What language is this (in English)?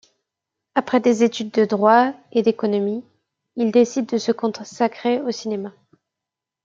French